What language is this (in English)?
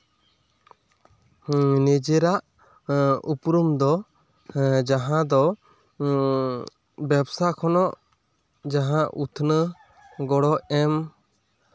Santali